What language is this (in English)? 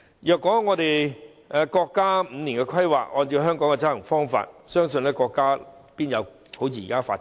Cantonese